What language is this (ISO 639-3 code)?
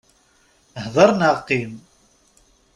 kab